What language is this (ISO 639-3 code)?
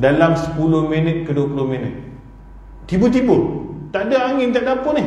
msa